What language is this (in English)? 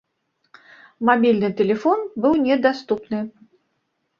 Belarusian